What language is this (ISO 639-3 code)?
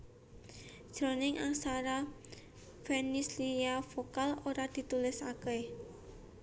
jav